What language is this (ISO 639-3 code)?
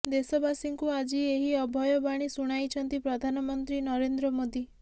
ori